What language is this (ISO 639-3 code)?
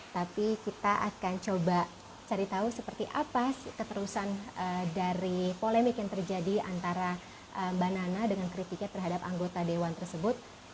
ind